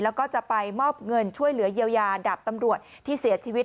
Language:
Thai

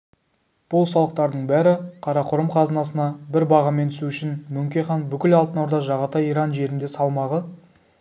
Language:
Kazakh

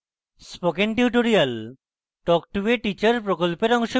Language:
Bangla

